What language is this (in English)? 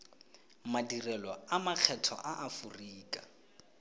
Tswana